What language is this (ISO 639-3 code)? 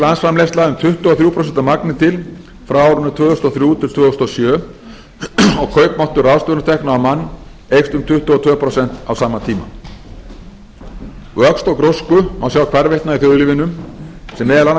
isl